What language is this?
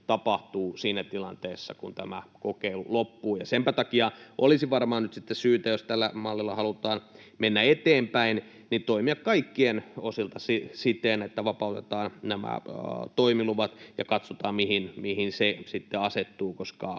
Finnish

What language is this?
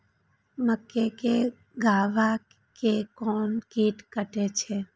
Maithili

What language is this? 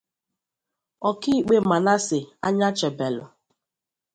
Igbo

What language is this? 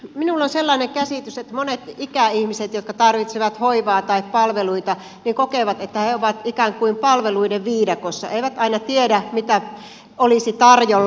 Finnish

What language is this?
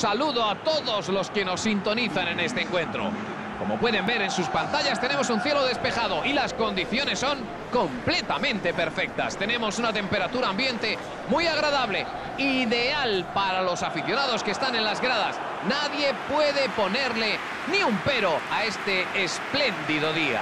Spanish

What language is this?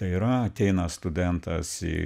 Lithuanian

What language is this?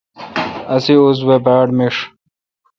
Kalkoti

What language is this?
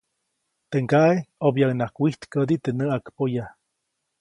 Copainalá Zoque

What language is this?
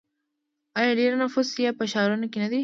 Pashto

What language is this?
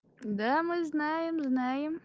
Russian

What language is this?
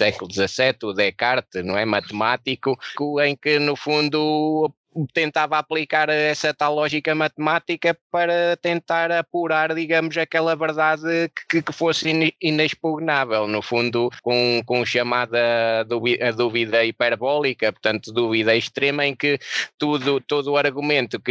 Portuguese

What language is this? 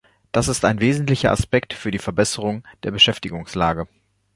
German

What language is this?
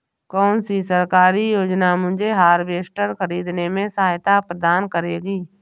Hindi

